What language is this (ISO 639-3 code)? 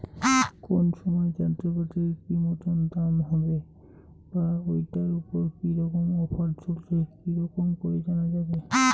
ben